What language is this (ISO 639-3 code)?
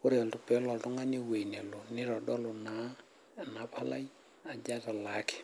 mas